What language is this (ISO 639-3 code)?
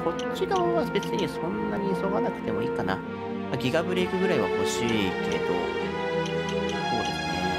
jpn